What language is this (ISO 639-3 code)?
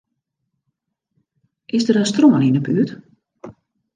fry